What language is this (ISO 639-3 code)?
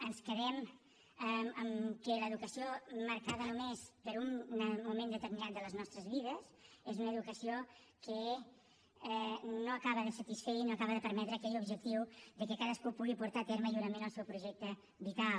cat